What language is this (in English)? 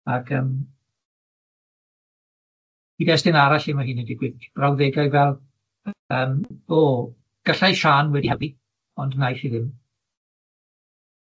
Welsh